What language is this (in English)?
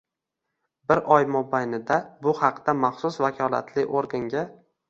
Uzbek